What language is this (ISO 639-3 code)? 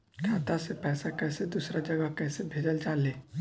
bho